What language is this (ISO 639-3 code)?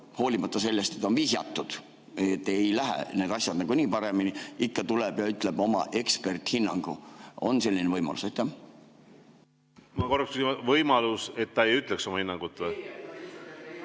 est